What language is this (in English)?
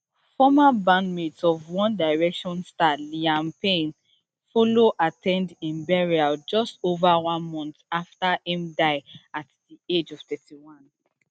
Nigerian Pidgin